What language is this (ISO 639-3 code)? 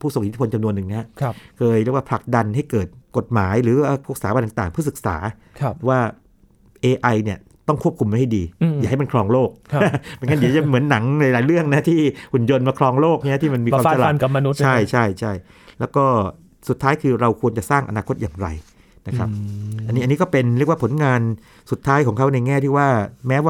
tha